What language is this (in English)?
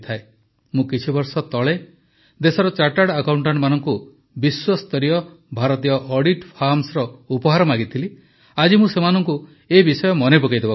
Odia